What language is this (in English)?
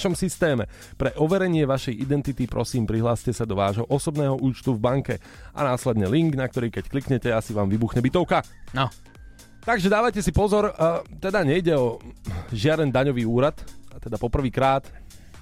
Slovak